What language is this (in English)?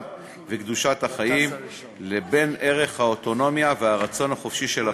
Hebrew